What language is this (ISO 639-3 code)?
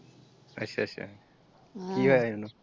pan